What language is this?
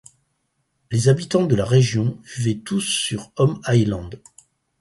French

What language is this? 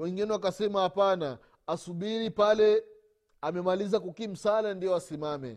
Swahili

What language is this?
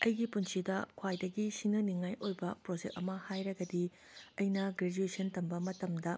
Manipuri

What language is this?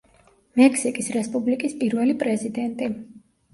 Georgian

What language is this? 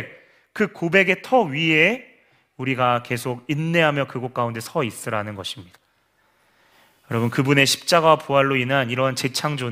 Korean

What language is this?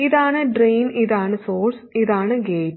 Malayalam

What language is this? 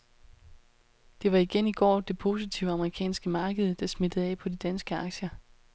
Danish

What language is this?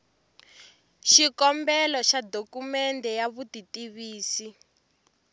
Tsonga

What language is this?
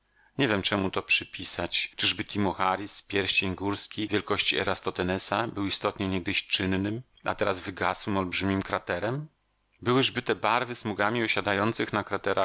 Polish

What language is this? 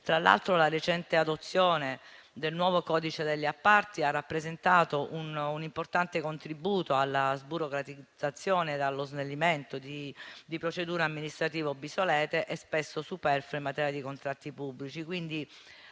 Italian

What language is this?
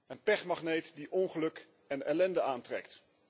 Dutch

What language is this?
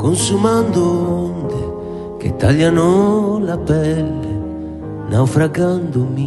Romanian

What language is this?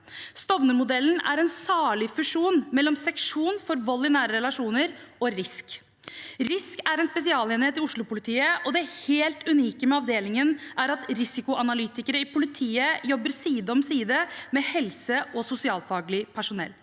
Norwegian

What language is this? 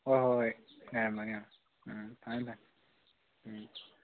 Manipuri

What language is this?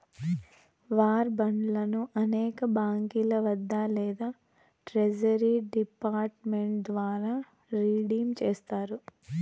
Telugu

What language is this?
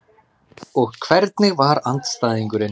Icelandic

